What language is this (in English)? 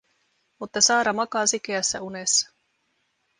Finnish